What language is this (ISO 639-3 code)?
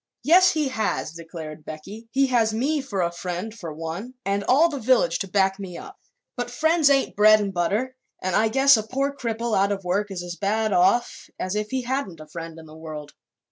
eng